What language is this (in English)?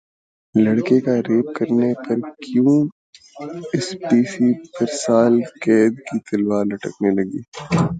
Urdu